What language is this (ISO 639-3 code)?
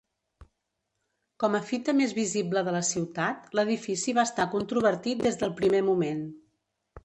cat